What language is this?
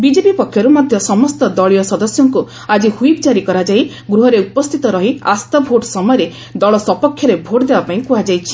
Odia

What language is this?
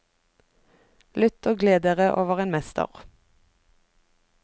Norwegian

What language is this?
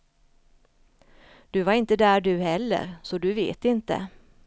Swedish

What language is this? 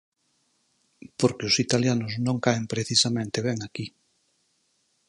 Galician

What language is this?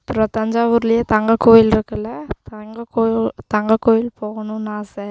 Tamil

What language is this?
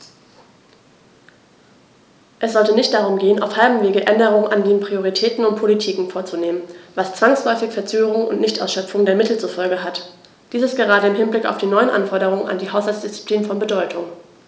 German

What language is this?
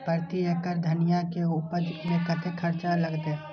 Maithili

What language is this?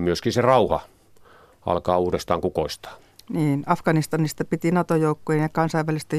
Finnish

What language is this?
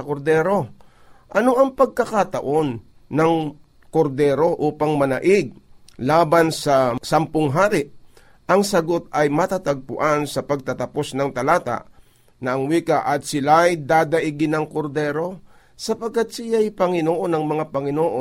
Filipino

